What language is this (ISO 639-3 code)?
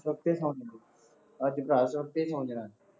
pan